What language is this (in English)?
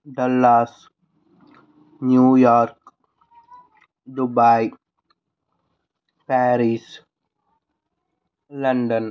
Telugu